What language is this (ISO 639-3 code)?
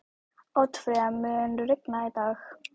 isl